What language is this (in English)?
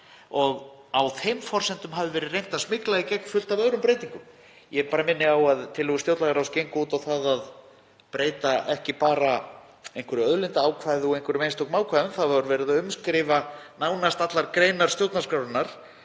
Icelandic